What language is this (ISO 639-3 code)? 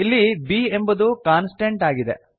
kan